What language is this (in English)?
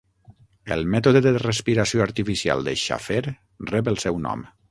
Catalan